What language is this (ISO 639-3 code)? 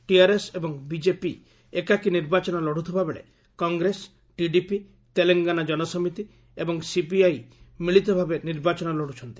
ori